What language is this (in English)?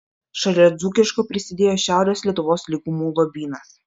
Lithuanian